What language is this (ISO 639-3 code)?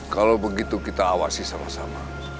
ind